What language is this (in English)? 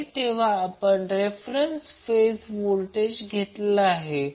Marathi